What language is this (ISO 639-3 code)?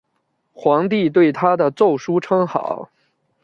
zho